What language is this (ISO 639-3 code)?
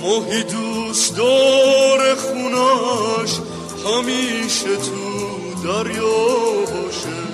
fas